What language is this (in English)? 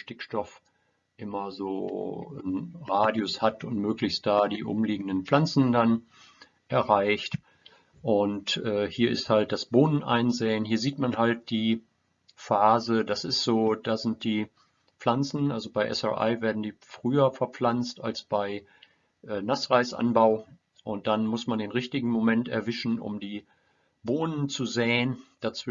German